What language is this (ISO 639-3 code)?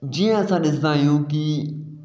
snd